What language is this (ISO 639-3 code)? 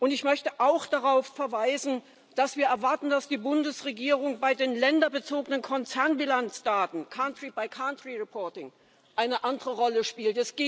deu